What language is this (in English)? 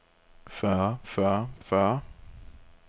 Danish